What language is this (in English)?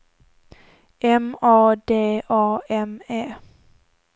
Swedish